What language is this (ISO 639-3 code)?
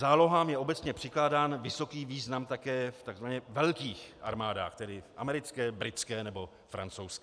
ces